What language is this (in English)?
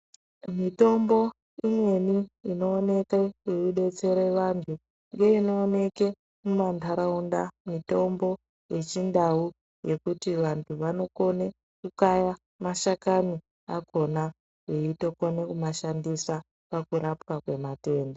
Ndau